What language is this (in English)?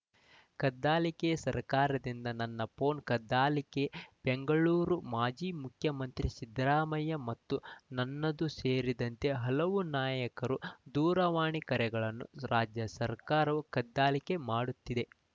Kannada